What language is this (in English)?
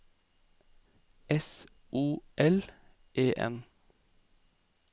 Norwegian